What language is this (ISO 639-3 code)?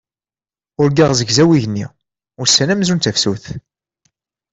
kab